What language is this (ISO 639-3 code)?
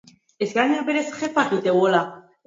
eus